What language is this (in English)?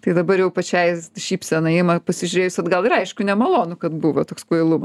Lithuanian